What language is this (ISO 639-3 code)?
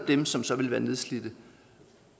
dan